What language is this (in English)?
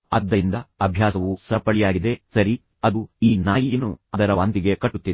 Kannada